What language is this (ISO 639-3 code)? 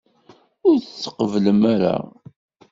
kab